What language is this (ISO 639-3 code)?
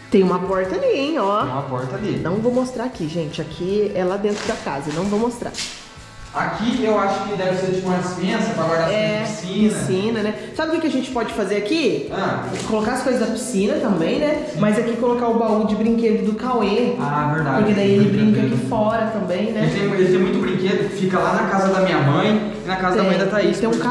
por